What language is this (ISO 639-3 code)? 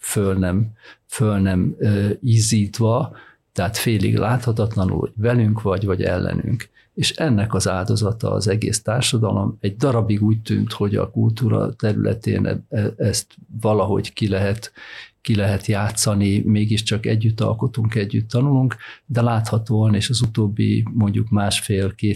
hun